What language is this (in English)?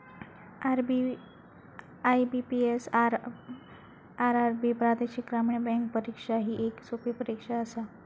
Marathi